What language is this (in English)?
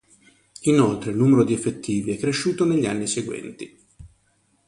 Italian